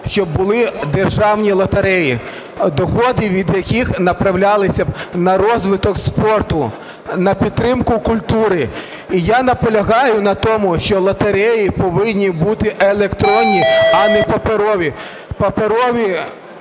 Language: Ukrainian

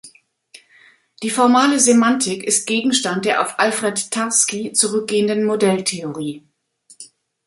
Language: German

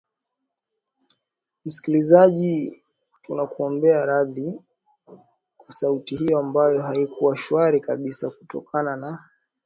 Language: Swahili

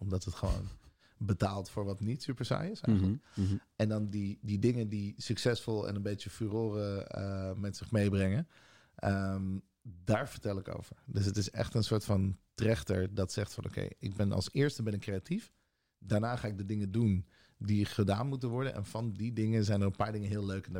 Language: Dutch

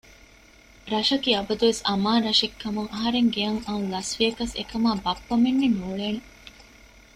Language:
Divehi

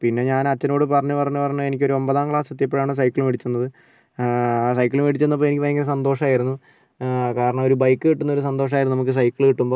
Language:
Malayalam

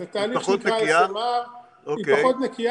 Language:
Hebrew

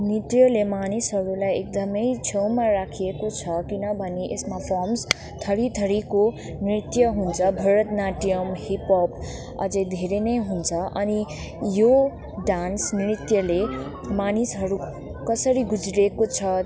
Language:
Nepali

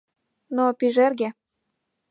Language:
Mari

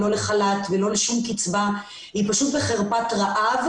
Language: Hebrew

